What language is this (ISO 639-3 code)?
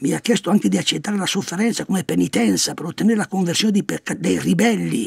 ita